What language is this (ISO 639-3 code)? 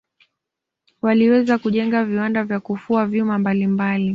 swa